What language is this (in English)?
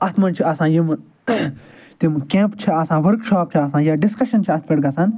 Kashmiri